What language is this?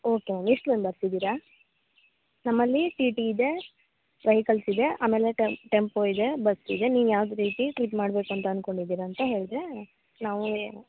Kannada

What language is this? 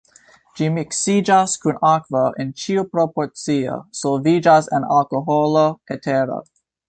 Esperanto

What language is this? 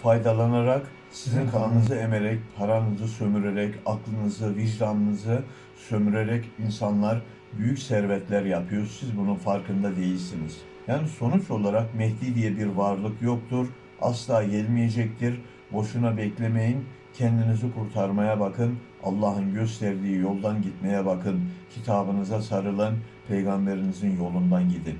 Turkish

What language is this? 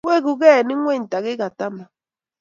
Kalenjin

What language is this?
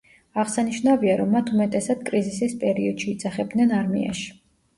Georgian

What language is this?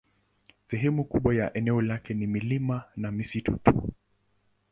Swahili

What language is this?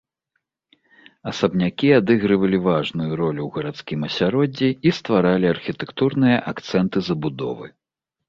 Belarusian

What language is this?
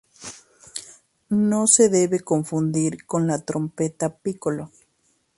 Spanish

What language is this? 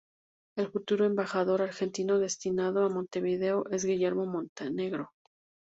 Spanish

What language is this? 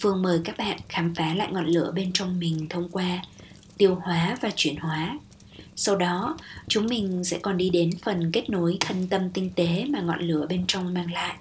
Vietnamese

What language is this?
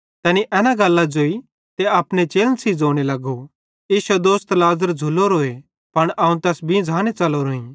Bhadrawahi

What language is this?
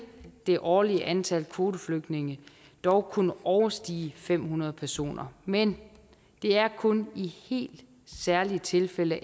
Danish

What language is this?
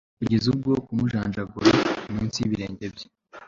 Kinyarwanda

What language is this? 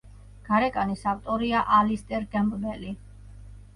Georgian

